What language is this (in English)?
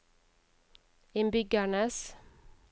Norwegian